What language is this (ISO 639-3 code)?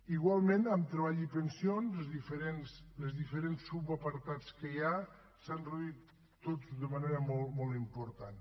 cat